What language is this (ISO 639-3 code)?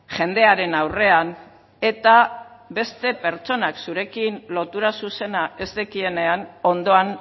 eus